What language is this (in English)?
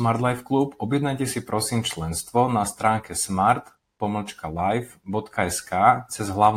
Slovak